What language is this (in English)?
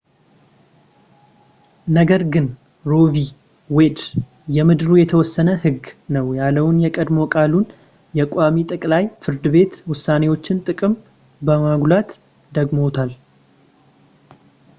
Amharic